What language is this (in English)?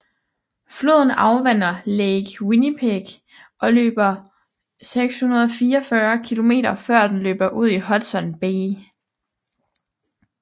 Danish